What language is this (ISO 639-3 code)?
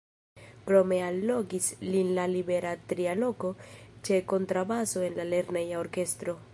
epo